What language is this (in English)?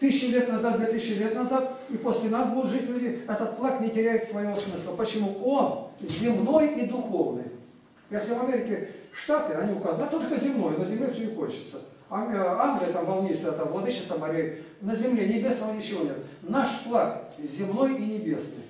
Russian